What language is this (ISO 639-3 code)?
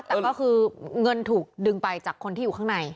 tha